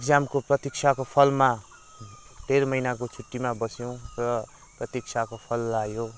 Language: Nepali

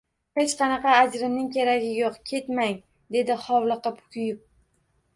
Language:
Uzbek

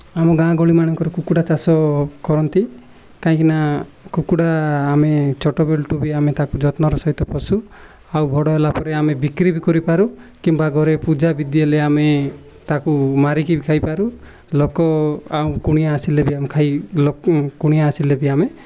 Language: Odia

